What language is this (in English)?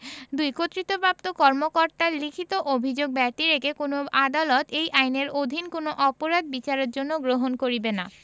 Bangla